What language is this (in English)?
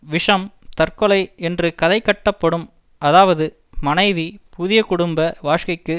Tamil